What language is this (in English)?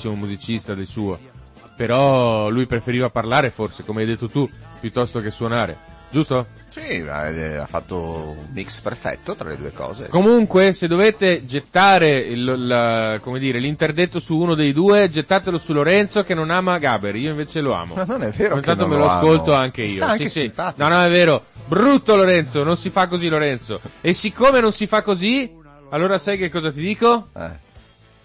Italian